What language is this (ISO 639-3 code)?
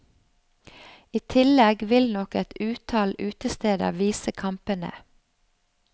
nor